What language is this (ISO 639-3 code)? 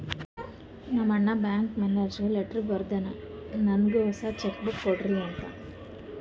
kan